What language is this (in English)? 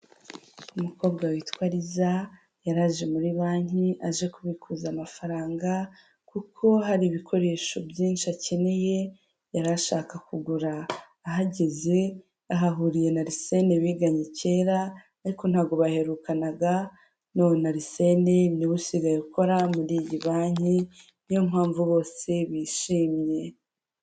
Kinyarwanda